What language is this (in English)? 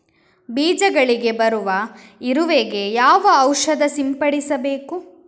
Kannada